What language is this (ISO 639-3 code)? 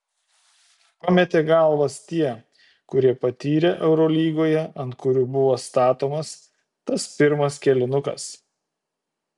lit